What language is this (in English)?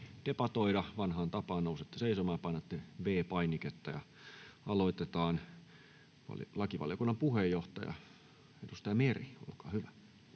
Finnish